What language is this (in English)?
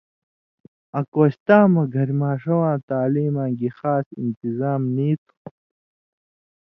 Indus Kohistani